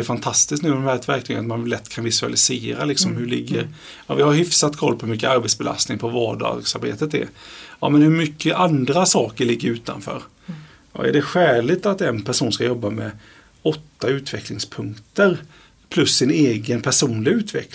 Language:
Swedish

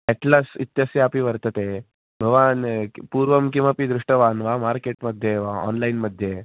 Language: Sanskrit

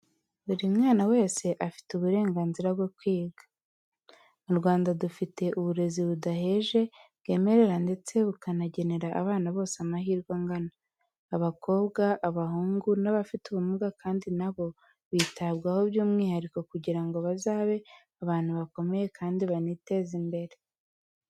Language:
Kinyarwanda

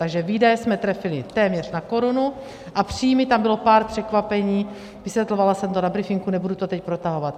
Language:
Czech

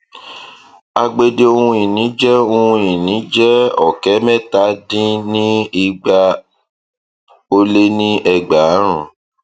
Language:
Yoruba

